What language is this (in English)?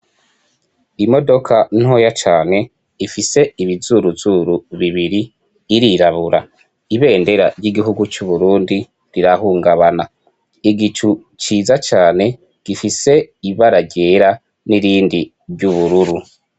Rundi